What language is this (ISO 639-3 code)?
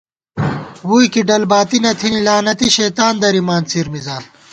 gwt